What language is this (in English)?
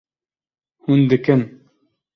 Kurdish